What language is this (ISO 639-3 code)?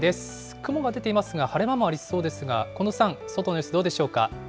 jpn